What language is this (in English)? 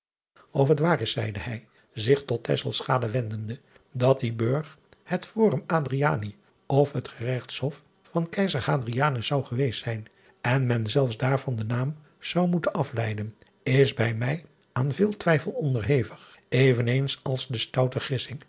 Dutch